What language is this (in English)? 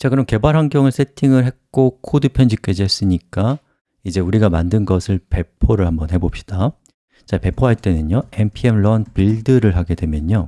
Korean